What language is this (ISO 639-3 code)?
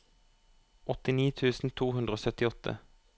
nor